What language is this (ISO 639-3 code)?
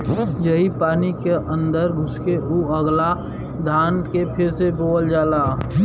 bho